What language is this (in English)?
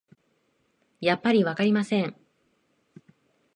Japanese